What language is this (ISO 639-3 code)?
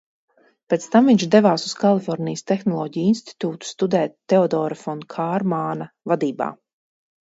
lav